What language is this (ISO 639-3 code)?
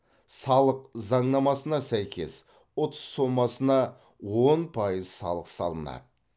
kaz